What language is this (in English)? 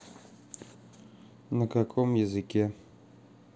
Russian